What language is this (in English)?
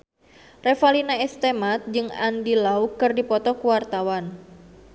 Sundanese